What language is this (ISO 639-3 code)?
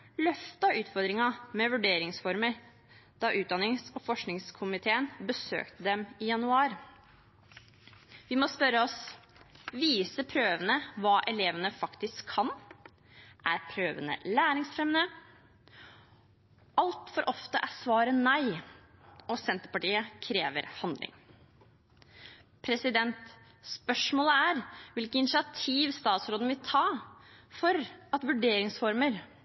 nob